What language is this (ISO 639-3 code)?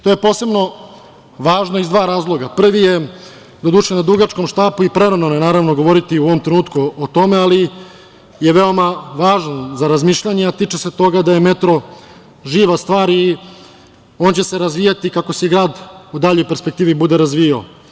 srp